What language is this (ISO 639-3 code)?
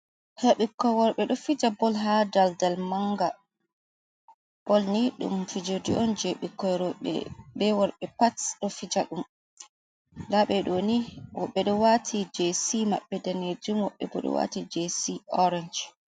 ful